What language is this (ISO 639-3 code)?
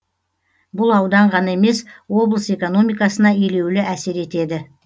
kaz